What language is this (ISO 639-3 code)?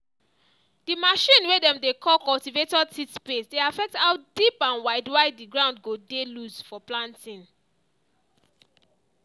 pcm